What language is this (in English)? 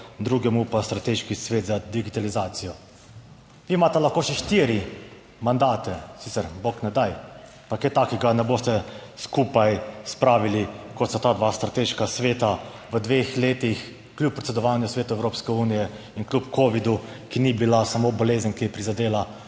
Slovenian